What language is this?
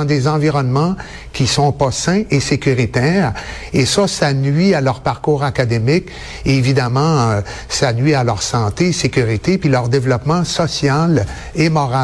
French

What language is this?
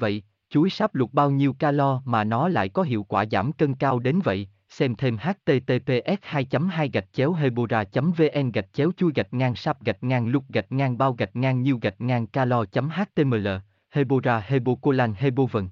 Vietnamese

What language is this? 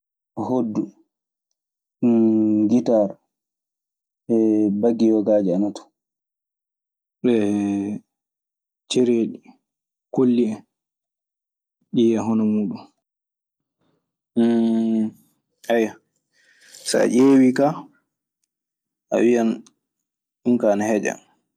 Maasina Fulfulde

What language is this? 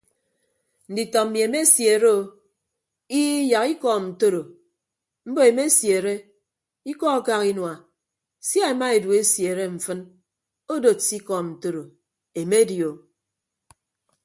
Ibibio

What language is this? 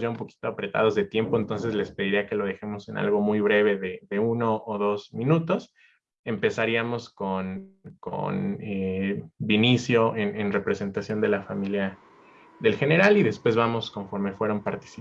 Spanish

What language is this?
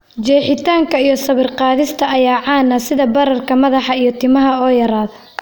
Somali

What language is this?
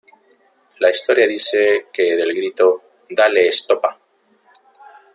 Spanish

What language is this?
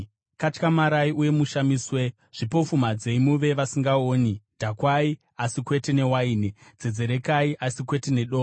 Shona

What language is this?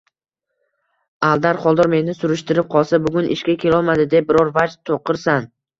Uzbek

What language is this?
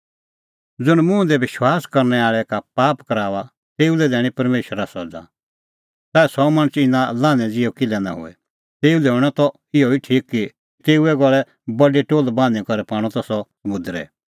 Kullu Pahari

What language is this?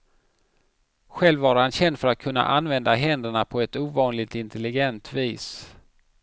Swedish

